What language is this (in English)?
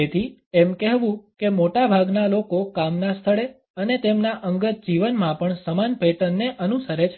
Gujarati